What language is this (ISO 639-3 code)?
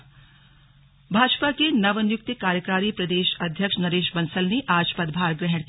hin